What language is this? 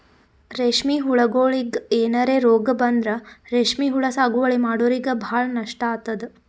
Kannada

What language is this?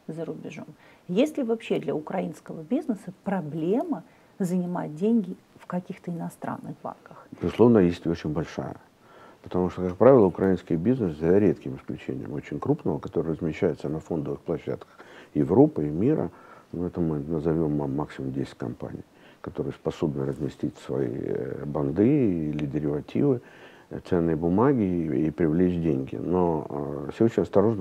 Russian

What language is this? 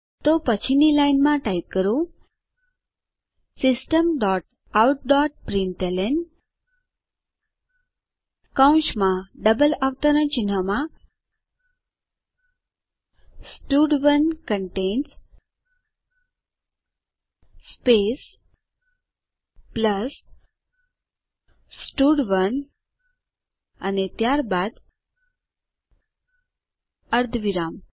Gujarati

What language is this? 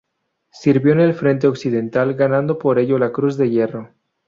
Spanish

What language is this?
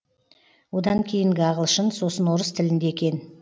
Kazakh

